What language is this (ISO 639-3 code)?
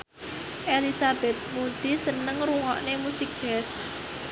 jav